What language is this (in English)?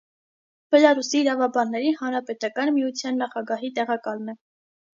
Armenian